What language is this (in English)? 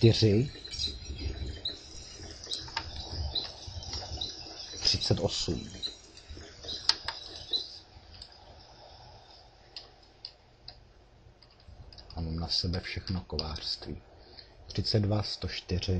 Czech